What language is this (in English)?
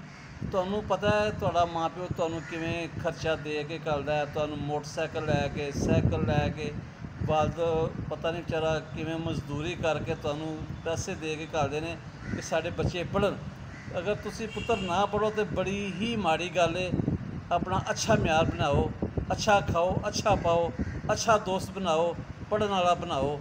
Turkish